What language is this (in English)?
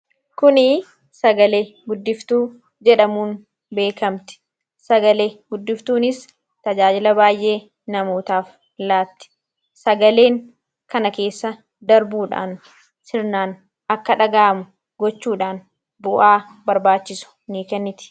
Oromo